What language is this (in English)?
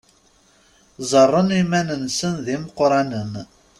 Kabyle